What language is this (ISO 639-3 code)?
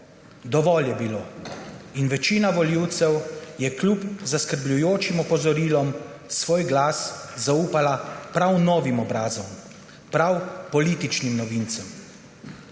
slv